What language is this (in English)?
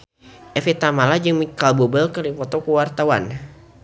Sundanese